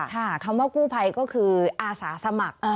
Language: Thai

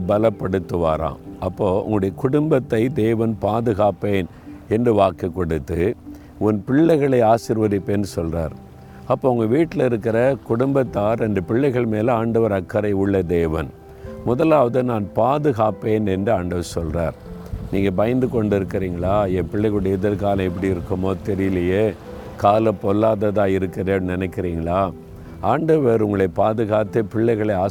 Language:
Tamil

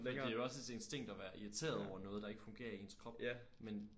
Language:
Danish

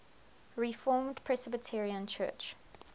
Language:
English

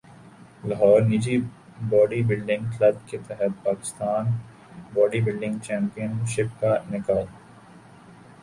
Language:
Urdu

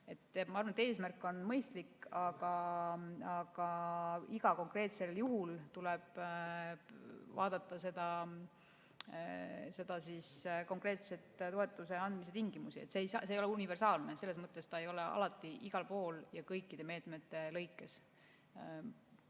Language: Estonian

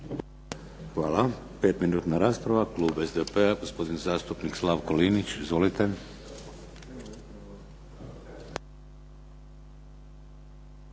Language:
Croatian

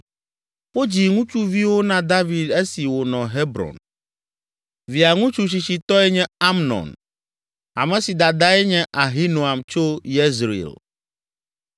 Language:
Ewe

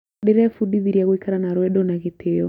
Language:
Kikuyu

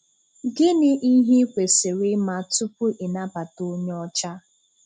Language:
Igbo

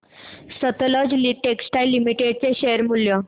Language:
Marathi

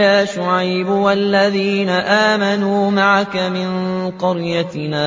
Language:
Arabic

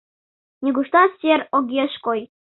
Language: Mari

